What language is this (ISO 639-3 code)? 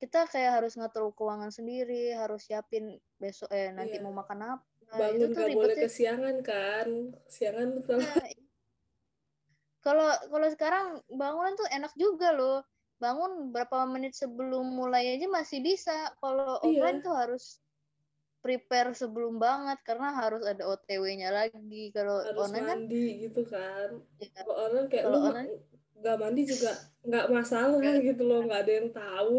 ind